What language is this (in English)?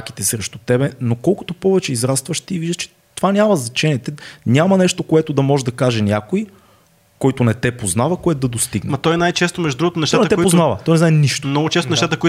Bulgarian